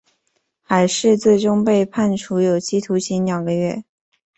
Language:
Chinese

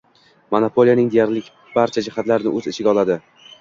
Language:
Uzbek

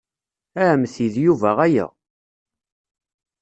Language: Kabyle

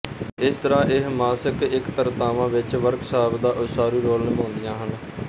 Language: Punjabi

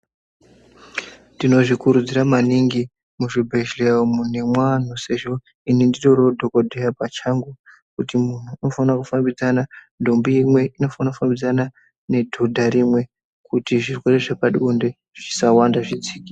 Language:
Ndau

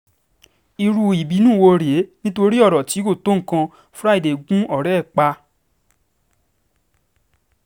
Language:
Yoruba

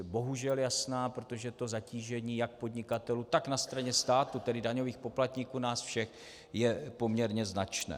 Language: Czech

